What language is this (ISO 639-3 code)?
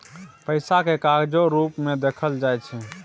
mai